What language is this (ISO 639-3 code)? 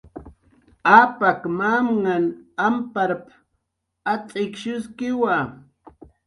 jqr